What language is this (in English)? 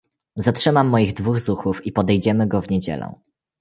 Polish